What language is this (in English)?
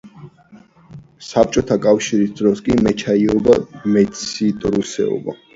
Georgian